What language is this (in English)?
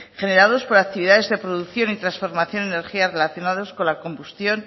Spanish